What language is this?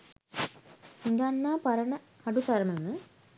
Sinhala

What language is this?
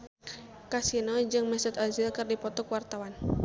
Sundanese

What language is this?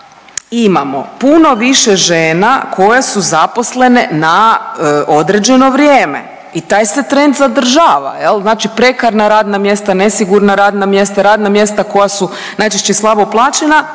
Croatian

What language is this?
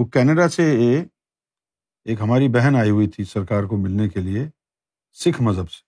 Urdu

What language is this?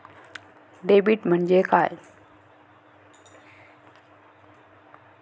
Marathi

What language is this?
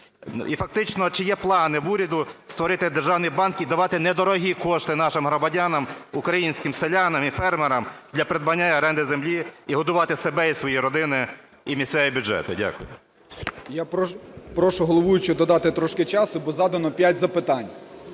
Ukrainian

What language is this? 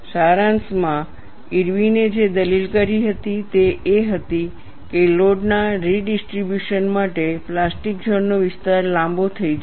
Gujarati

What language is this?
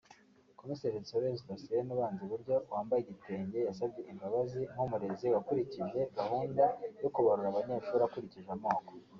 Kinyarwanda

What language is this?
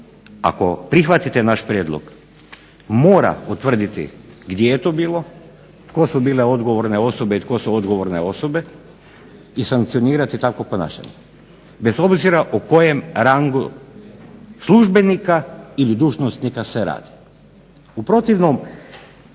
Croatian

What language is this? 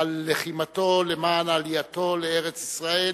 Hebrew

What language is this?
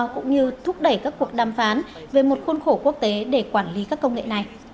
Vietnamese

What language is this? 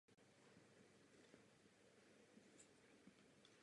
Czech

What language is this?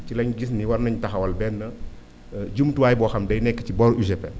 Wolof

